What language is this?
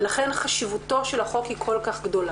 Hebrew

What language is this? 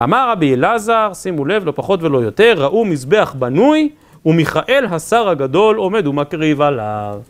Hebrew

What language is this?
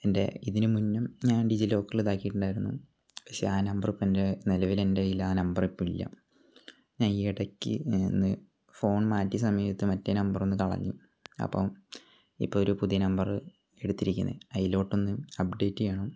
Malayalam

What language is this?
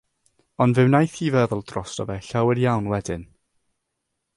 Welsh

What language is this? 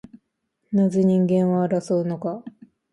Japanese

